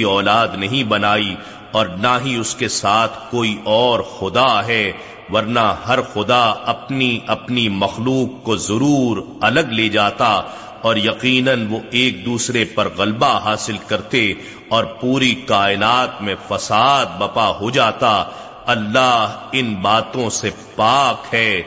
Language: Urdu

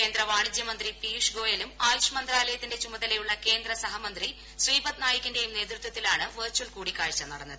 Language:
Malayalam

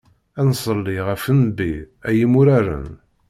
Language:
Kabyle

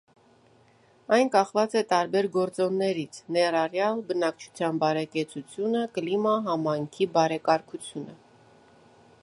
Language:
Armenian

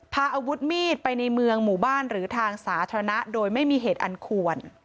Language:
Thai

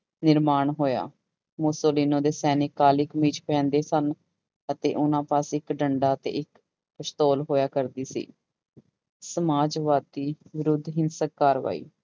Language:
Punjabi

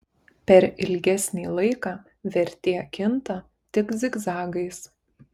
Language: Lithuanian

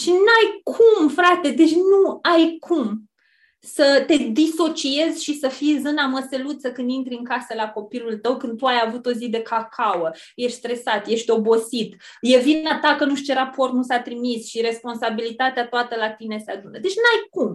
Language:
Romanian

